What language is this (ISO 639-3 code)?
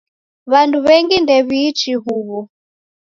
dav